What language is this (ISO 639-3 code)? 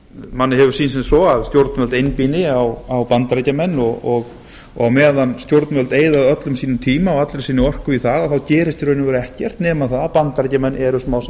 isl